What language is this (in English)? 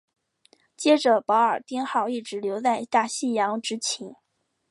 Chinese